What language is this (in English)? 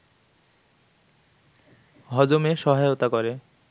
Bangla